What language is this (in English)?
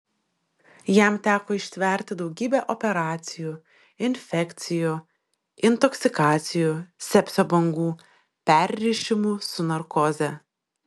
Lithuanian